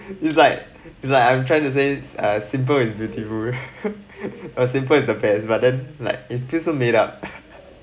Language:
English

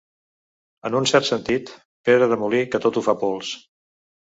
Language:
Catalan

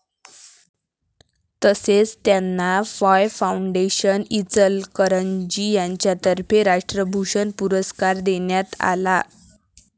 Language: Marathi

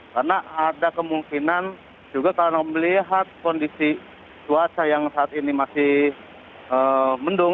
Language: Indonesian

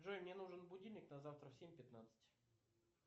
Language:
Russian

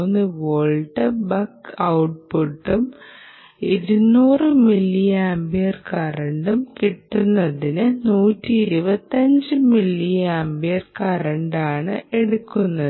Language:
Malayalam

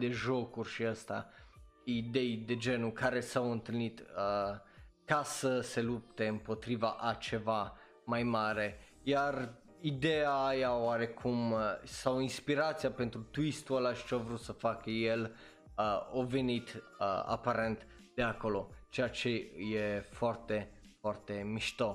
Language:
Romanian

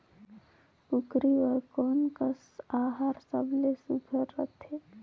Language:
Chhattisgarhi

